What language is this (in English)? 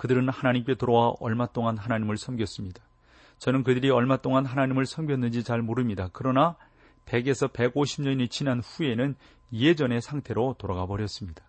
Korean